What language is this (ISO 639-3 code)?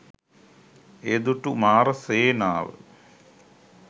sin